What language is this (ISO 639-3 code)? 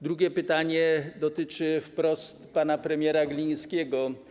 pol